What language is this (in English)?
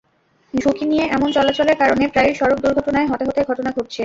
Bangla